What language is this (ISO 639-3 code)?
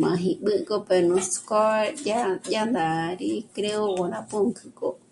mmc